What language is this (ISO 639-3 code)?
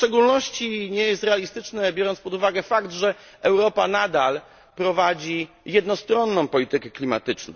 pol